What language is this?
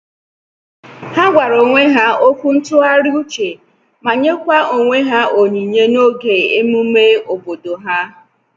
Igbo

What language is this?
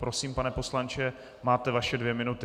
Czech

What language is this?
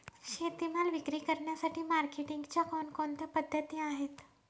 Marathi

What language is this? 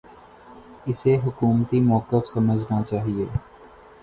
Urdu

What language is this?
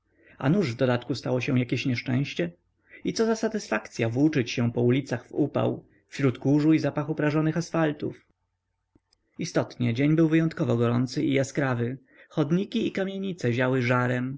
Polish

